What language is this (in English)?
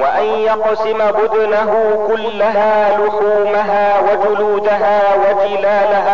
Arabic